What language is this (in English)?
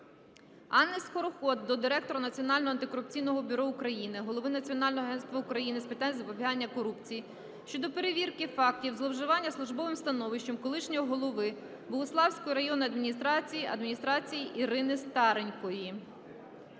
Ukrainian